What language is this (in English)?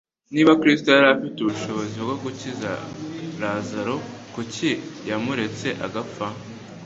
Kinyarwanda